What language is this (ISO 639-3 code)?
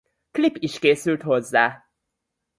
hun